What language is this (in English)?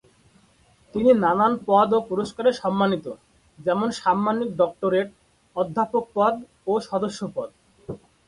Bangla